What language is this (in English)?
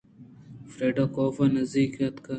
Eastern Balochi